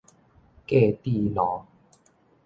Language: Min Nan Chinese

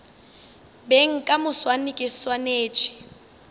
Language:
Northern Sotho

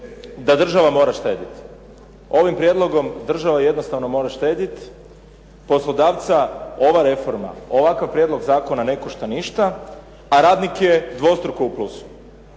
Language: Croatian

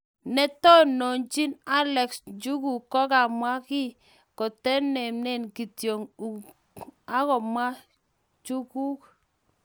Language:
Kalenjin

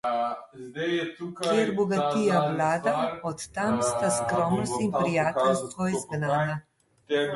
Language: Slovenian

